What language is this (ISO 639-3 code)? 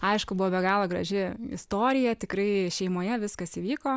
lit